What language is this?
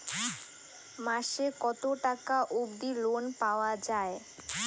Bangla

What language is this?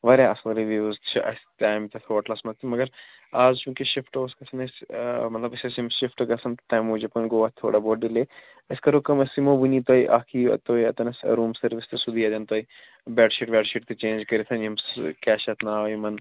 Kashmiri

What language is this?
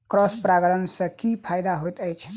Maithili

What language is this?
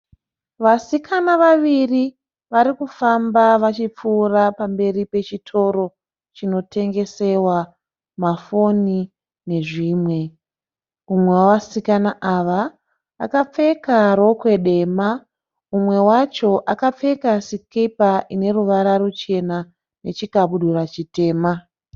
Shona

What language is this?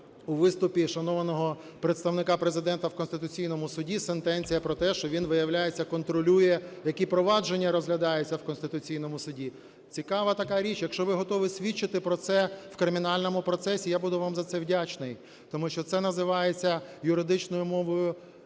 Ukrainian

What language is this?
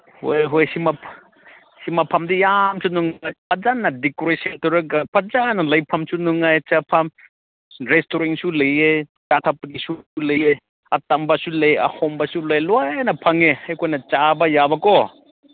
Manipuri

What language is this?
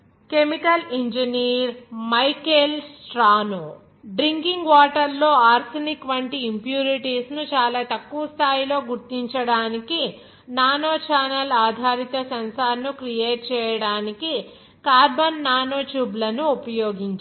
Telugu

